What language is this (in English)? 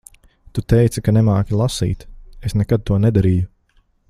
Latvian